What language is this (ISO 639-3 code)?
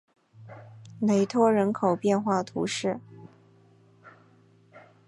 zho